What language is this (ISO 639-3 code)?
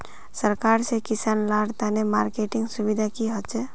mag